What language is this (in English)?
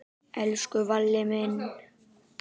Icelandic